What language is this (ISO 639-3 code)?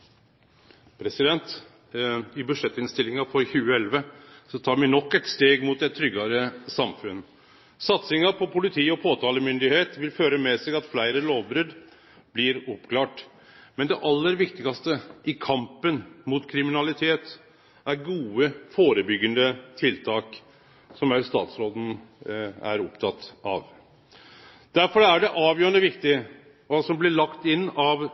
nno